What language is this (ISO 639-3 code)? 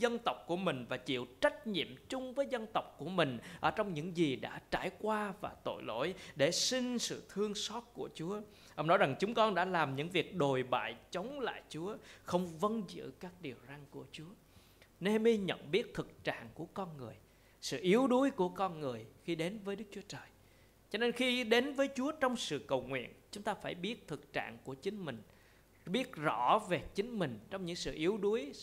vie